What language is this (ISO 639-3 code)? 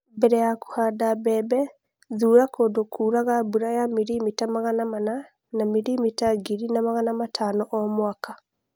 kik